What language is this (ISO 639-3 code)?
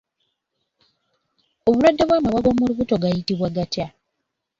lug